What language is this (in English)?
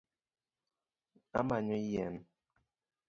Luo (Kenya and Tanzania)